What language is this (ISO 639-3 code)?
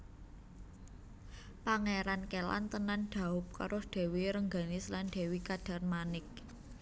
jav